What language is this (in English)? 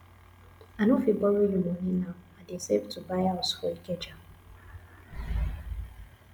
Nigerian Pidgin